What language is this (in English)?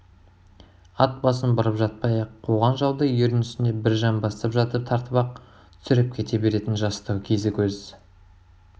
Kazakh